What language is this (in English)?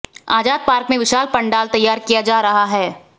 Hindi